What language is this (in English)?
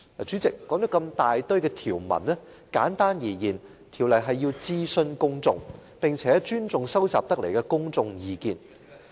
Cantonese